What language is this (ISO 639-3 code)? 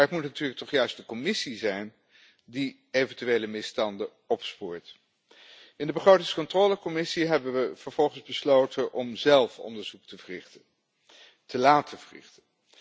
nld